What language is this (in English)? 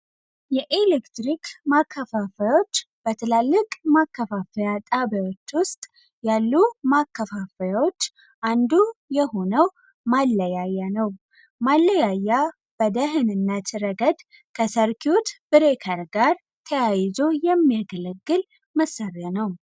Amharic